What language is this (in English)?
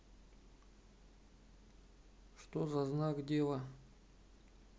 Russian